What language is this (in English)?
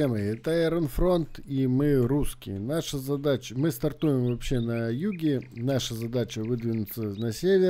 Russian